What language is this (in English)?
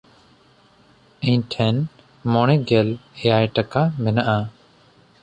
Santali